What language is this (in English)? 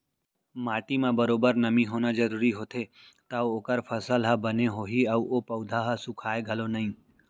Chhattisgarhi